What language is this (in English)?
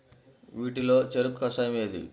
Telugu